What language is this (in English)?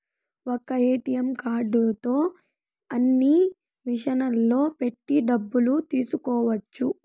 Telugu